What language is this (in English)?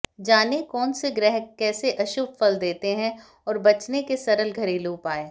Hindi